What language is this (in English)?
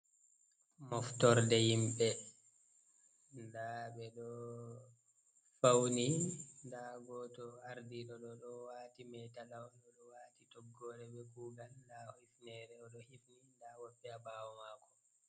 Fula